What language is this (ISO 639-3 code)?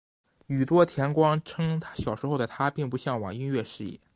zho